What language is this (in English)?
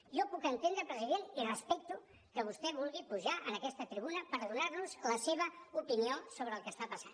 Catalan